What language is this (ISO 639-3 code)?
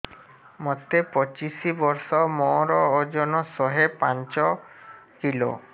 ori